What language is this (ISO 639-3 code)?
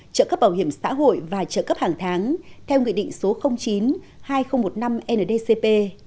vie